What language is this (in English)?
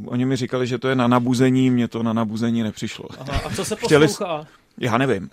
Czech